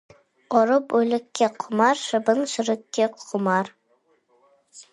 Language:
Kazakh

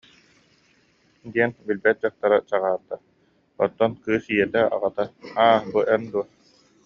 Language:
Yakut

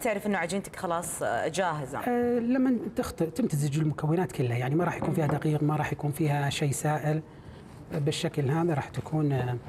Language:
Arabic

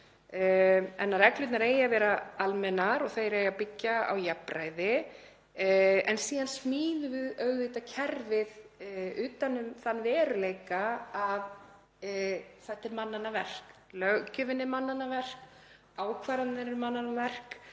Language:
Icelandic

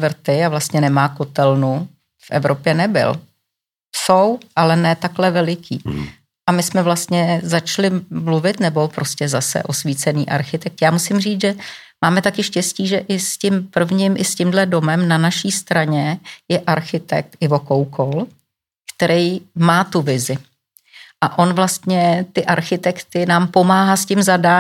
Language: Czech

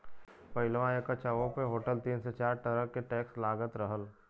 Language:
Bhojpuri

